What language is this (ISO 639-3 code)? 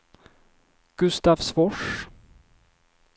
swe